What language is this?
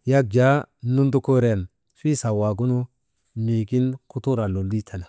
Maba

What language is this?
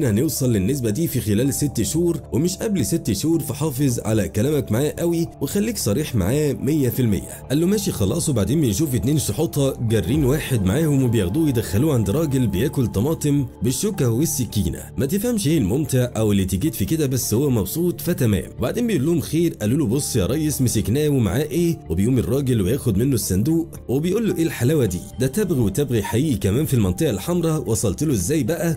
Arabic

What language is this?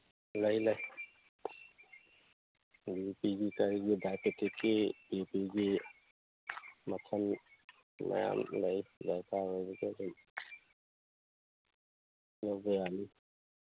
Manipuri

